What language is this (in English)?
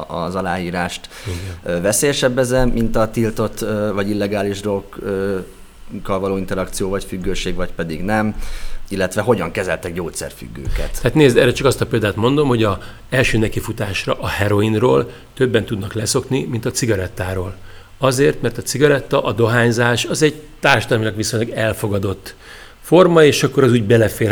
Hungarian